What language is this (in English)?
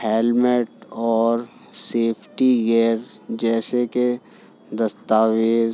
Urdu